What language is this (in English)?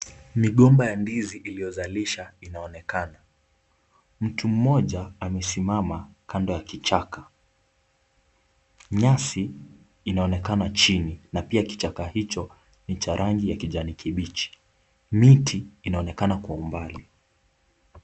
Swahili